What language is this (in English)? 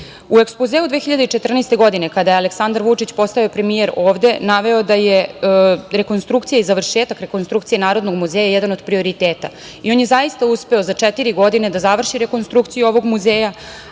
Serbian